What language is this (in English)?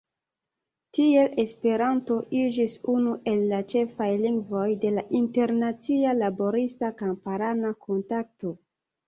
Esperanto